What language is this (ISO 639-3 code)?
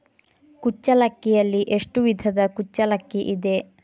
kan